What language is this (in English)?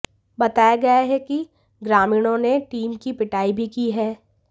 Hindi